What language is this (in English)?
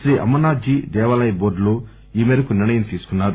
Telugu